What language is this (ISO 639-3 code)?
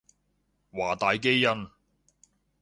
yue